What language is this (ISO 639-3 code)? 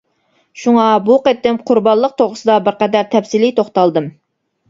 uig